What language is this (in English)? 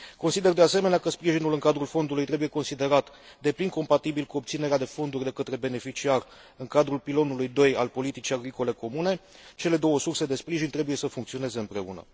Romanian